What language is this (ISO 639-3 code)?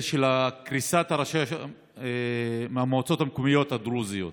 heb